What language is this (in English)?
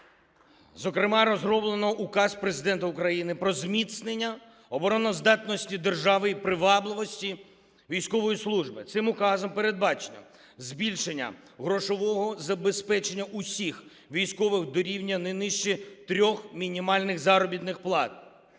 Ukrainian